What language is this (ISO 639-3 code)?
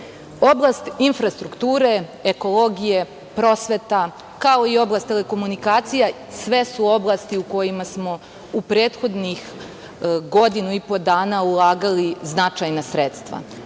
srp